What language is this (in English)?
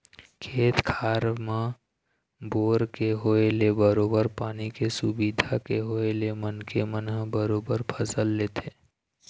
Chhattisgarhi